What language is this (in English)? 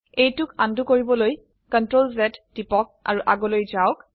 Assamese